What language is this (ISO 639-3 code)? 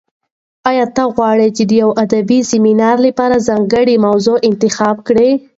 pus